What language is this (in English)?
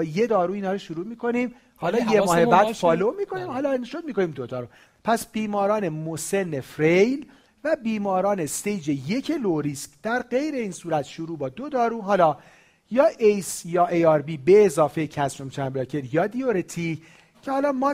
Persian